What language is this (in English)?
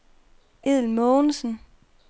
Danish